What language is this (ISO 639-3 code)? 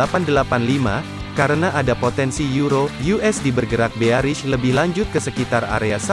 ind